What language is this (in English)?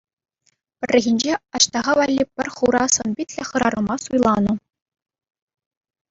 Chuvash